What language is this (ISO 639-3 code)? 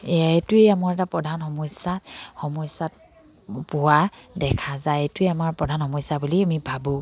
asm